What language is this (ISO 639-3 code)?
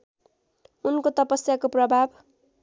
nep